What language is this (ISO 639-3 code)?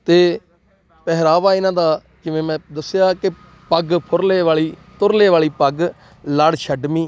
pan